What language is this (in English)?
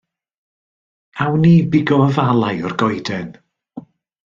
Welsh